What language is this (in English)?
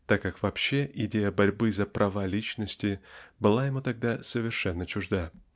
Russian